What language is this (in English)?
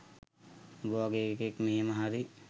Sinhala